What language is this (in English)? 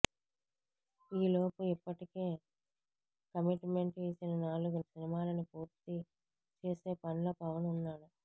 Telugu